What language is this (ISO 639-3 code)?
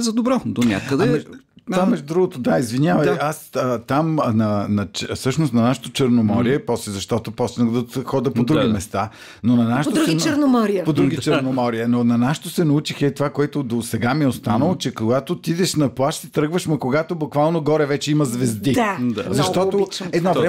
bul